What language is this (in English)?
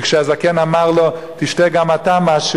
Hebrew